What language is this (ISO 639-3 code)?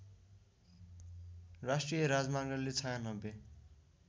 nep